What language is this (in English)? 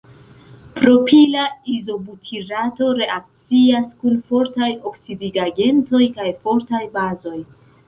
Esperanto